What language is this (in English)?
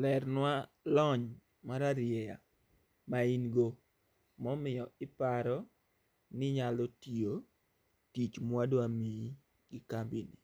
Luo (Kenya and Tanzania)